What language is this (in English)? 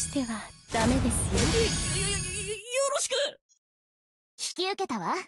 Japanese